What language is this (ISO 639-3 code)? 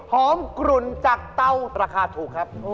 tha